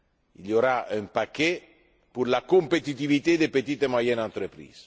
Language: French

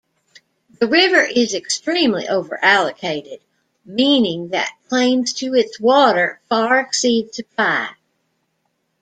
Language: English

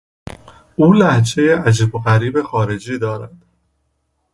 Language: Persian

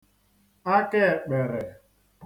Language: Igbo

